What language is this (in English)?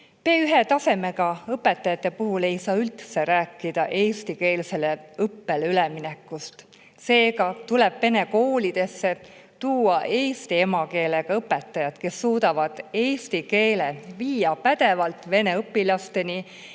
Estonian